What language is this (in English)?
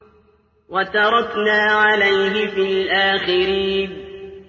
Arabic